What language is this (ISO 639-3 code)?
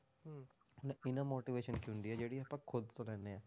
pan